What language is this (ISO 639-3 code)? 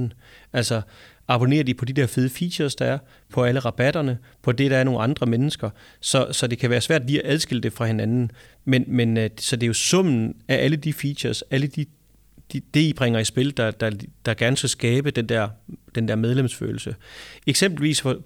dan